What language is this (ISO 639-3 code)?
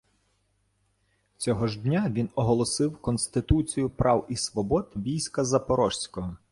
ukr